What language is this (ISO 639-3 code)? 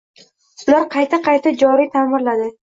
uzb